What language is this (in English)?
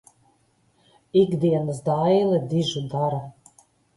Latvian